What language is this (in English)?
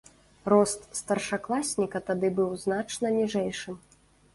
Belarusian